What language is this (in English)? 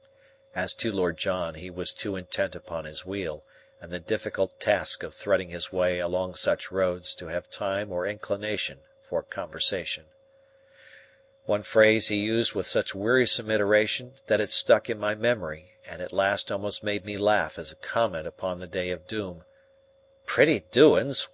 English